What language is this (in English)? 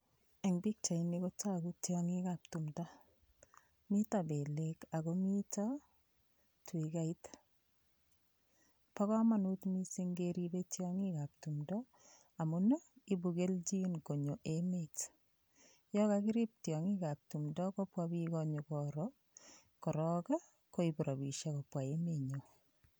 Kalenjin